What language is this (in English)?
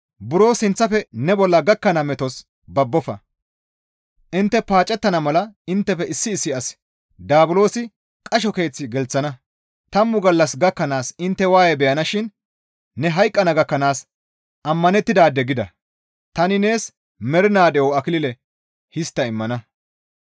Gamo